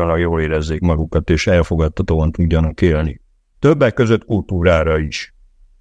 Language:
Hungarian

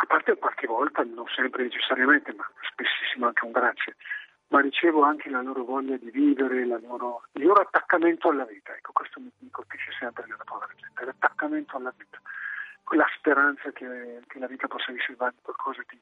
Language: Italian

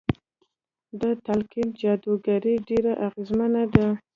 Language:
Pashto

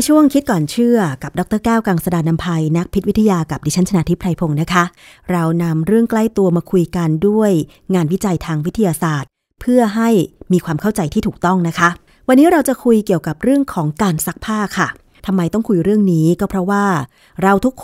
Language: Thai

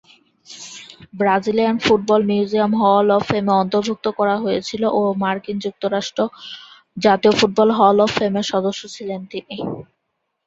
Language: Bangla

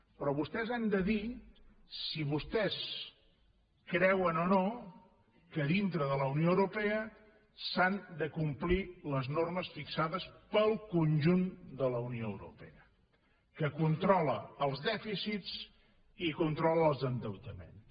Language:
Catalan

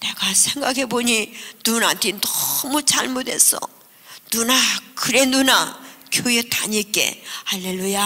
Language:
Korean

